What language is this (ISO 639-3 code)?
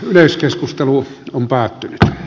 fin